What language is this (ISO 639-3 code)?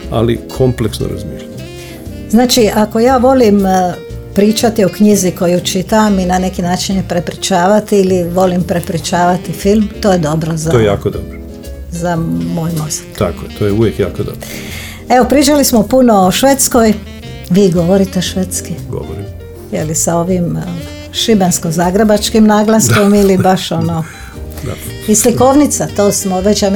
hrv